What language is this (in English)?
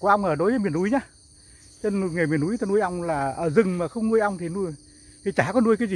Vietnamese